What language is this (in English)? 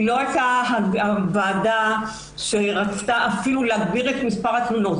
Hebrew